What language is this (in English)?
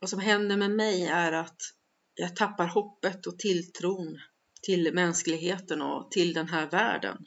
Swedish